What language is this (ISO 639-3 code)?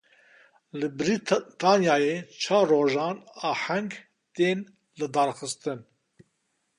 kur